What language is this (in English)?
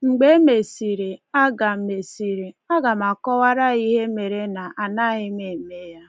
Igbo